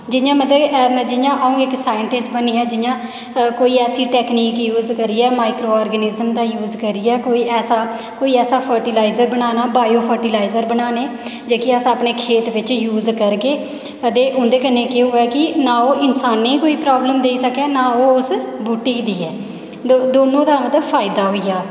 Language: Dogri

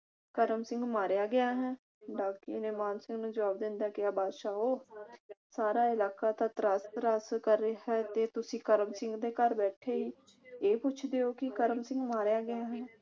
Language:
Punjabi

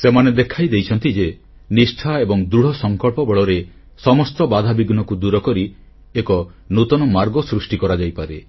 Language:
Odia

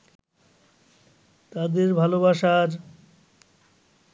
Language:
Bangla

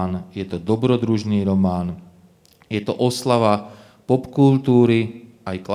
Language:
Slovak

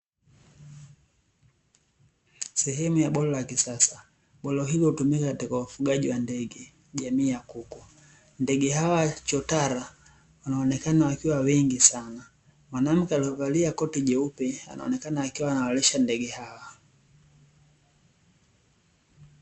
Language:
Swahili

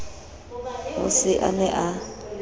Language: Southern Sotho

